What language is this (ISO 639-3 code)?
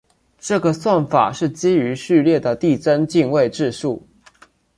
zho